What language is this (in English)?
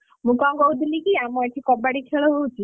Odia